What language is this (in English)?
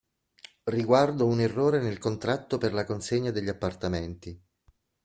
Italian